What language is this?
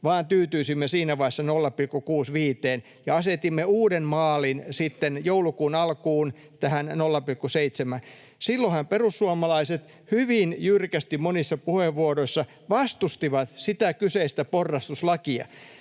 Finnish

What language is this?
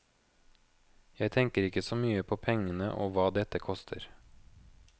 Norwegian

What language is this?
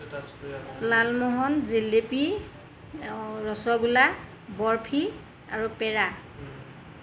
Assamese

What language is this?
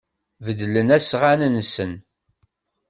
Kabyle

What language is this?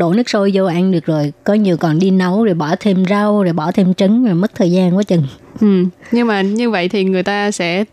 Vietnamese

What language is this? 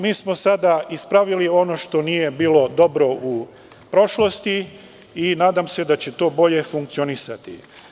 Serbian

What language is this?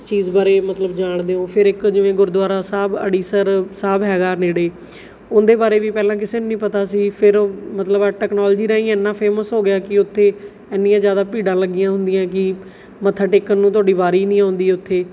Punjabi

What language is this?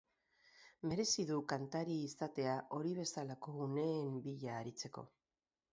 Basque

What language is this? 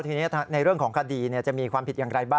Thai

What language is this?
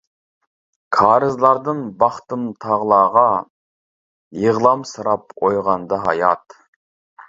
Uyghur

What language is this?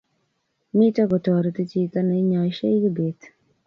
Kalenjin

